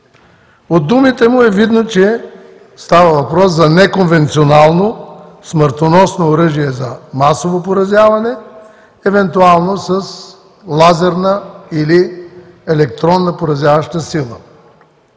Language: Bulgarian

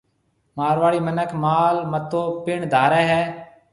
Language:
Marwari (Pakistan)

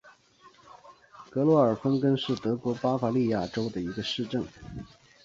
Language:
Chinese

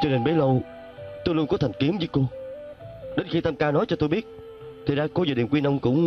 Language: Vietnamese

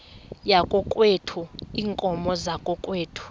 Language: Xhosa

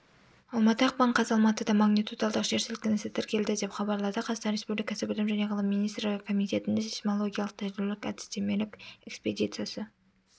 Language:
Kazakh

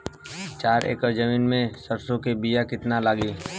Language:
Bhojpuri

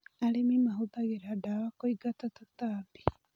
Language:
Kikuyu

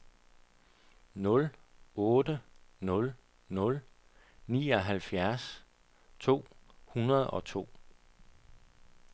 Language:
Danish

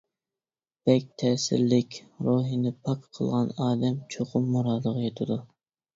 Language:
Uyghur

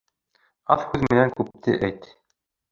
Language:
Bashkir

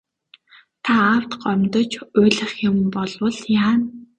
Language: Mongolian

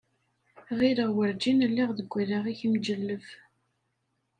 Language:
Kabyle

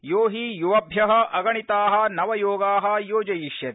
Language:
Sanskrit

